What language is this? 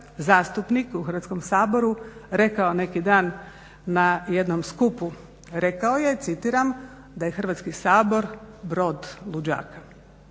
Croatian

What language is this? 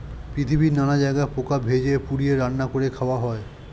Bangla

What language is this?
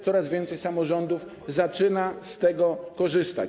Polish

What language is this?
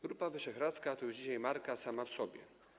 Polish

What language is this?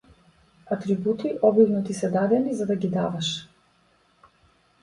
Macedonian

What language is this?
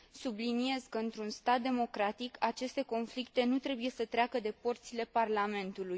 Romanian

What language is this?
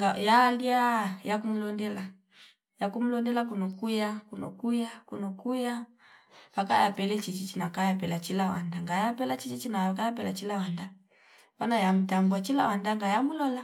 Fipa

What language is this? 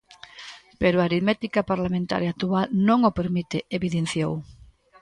Galician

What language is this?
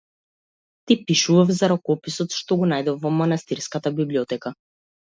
Macedonian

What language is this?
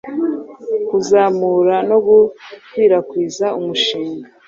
Kinyarwanda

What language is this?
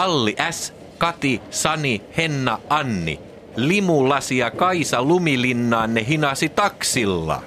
Finnish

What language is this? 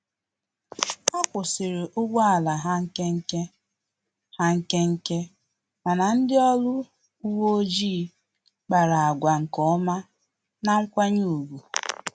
Igbo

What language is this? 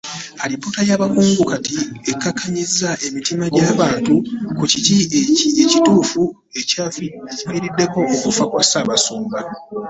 Ganda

